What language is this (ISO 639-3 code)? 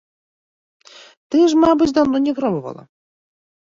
bel